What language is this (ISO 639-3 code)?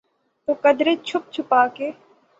urd